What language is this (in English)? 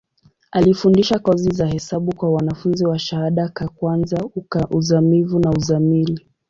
Swahili